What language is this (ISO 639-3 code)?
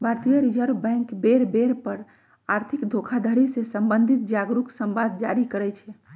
mag